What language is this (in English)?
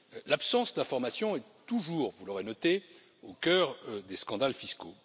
French